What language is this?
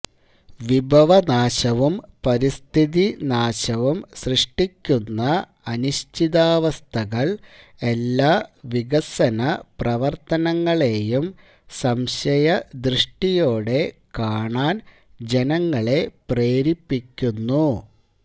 Malayalam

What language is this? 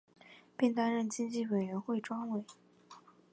Chinese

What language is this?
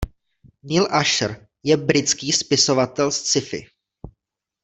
Czech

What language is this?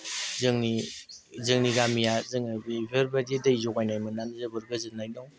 Bodo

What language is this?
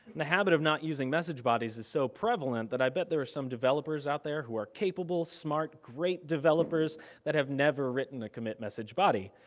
English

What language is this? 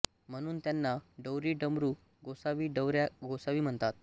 Marathi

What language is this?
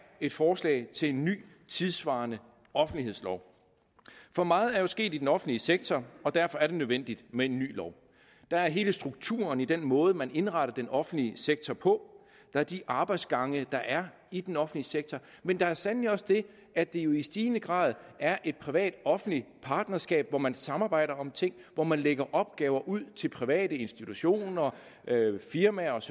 Danish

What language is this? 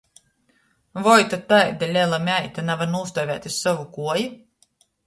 Latgalian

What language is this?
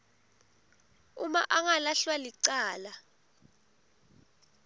Swati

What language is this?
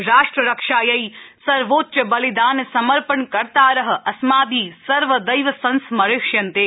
Sanskrit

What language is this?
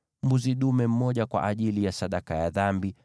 Swahili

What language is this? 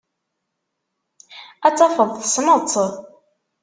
Kabyle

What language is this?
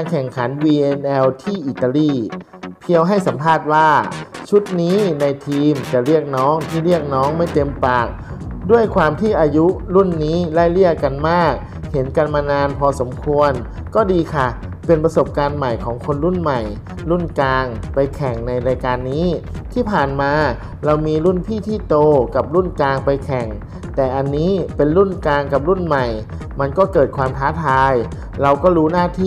Thai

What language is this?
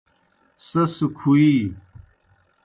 Kohistani Shina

